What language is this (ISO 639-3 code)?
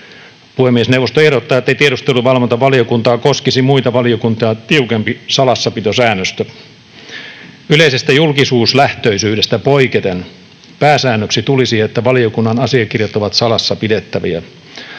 fin